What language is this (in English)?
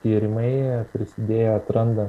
Lithuanian